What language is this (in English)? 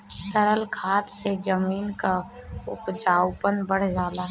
Bhojpuri